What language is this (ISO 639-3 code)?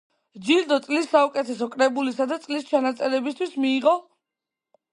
kat